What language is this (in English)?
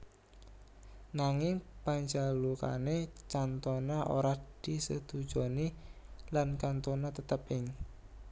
Javanese